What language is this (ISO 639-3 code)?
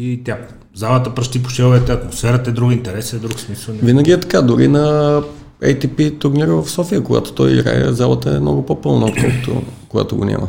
bul